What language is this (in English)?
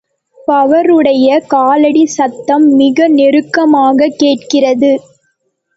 Tamil